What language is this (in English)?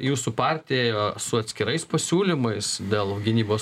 Lithuanian